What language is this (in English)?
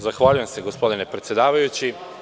Serbian